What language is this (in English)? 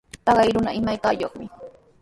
Sihuas Ancash Quechua